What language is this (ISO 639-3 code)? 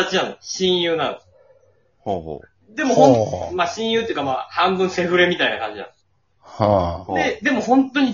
jpn